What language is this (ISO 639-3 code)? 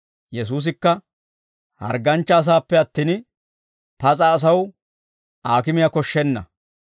dwr